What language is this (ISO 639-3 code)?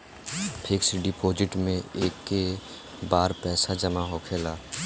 bho